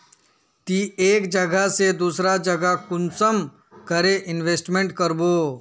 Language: Magahi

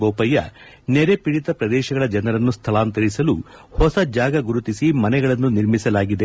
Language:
Kannada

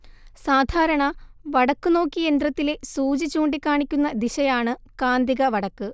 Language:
Malayalam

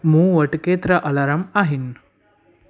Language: Sindhi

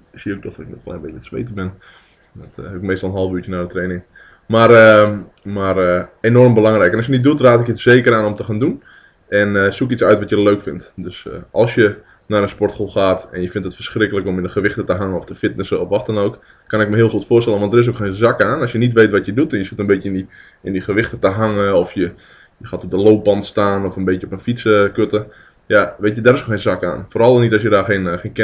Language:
Dutch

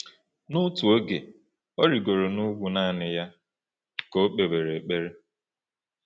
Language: Igbo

